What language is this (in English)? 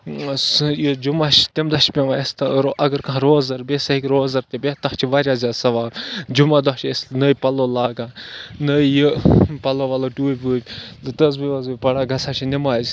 Kashmiri